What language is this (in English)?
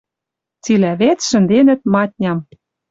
Western Mari